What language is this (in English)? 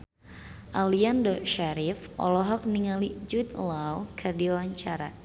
Sundanese